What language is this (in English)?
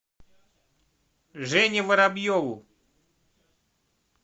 Russian